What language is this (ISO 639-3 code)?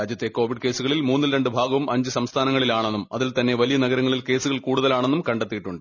mal